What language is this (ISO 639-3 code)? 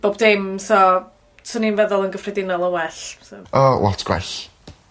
cym